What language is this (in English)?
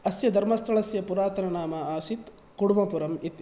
Sanskrit